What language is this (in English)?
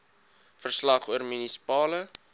Afrikaans